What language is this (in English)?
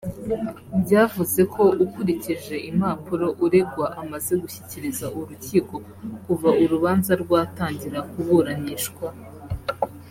Kinyarwanda